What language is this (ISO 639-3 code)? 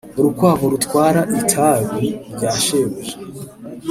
kin